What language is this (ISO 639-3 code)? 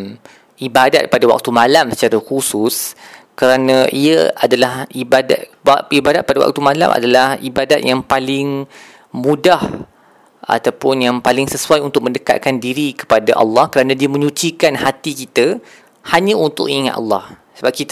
msa